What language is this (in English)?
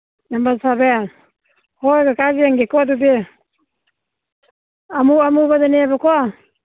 Manipuri